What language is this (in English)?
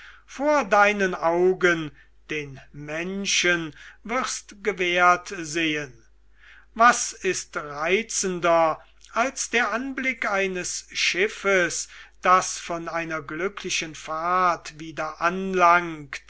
German